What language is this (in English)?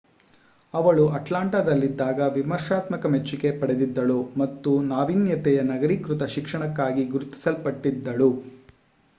Kannada